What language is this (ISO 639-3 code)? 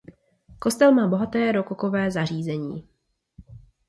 ces